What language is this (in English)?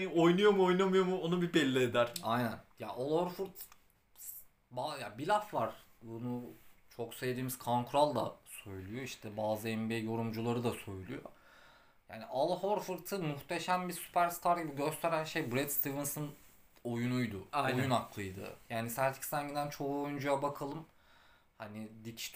Turkish